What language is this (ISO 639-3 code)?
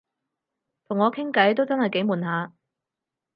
yue